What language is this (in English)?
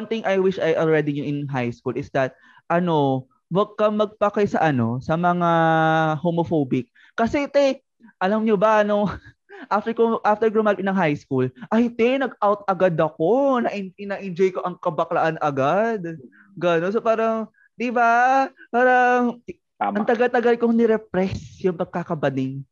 Filipino